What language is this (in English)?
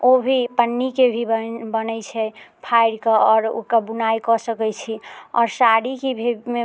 Maithili